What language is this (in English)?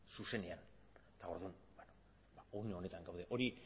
Basque